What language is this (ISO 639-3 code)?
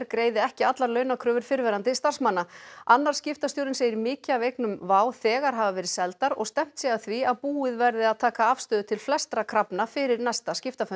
isl